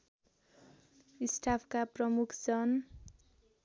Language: Nepali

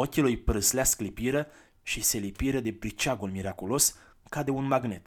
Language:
Romanian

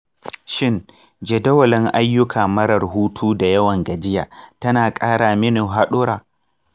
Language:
Hausa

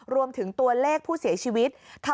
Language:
Thai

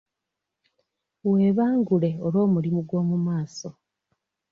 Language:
Ganda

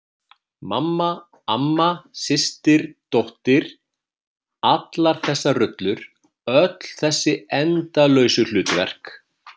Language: Icelandic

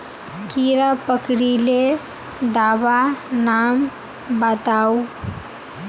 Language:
Magahi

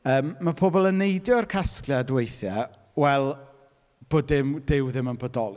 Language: Welsh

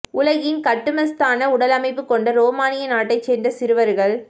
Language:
Tamil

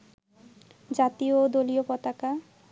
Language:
Bangla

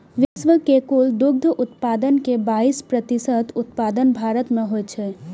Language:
Maithili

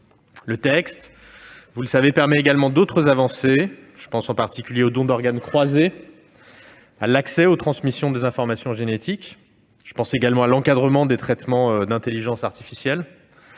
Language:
French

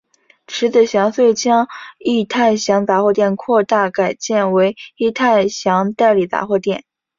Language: Chinese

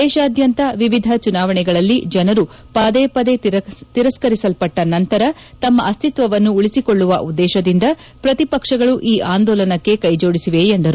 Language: Kannada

